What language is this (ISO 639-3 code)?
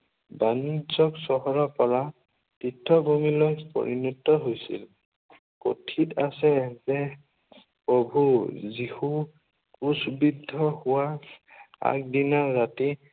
asm